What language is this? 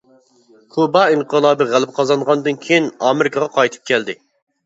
Uyghur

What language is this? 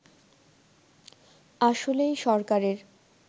Bangla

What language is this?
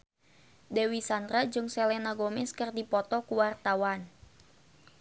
Sundanese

